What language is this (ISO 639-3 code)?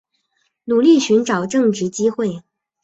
zho